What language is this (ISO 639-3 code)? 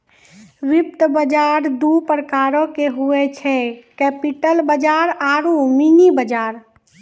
mai